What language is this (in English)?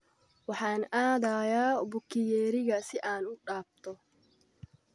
Somali